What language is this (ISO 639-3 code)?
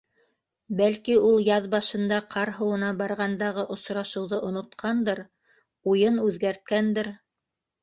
bak